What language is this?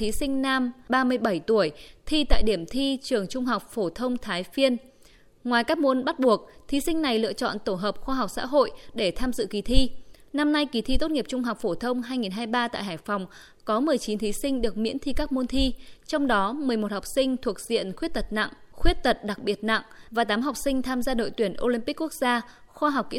Vietnamese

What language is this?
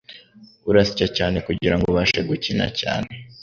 Kinyarwanda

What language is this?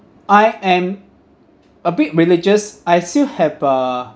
English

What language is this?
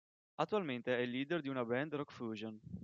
Italian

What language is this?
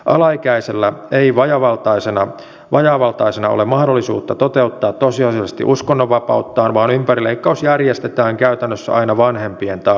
Finnish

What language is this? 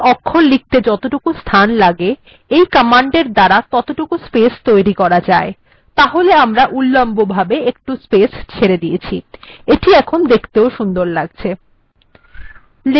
Bangla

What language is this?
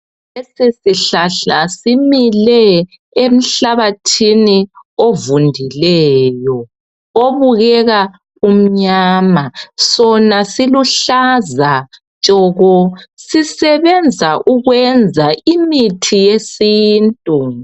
North Ndebele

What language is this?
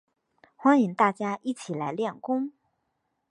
Chinese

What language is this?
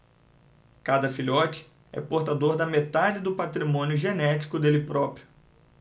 Portuguese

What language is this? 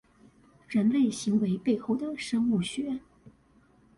Chinese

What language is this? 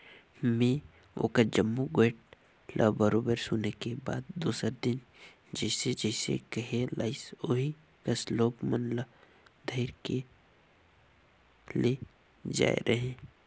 Chhattisgarhi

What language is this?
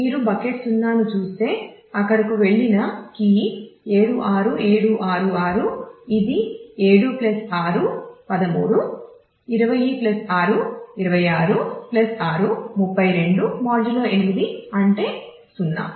Telugu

